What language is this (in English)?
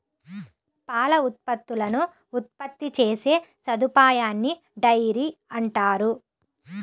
Telugu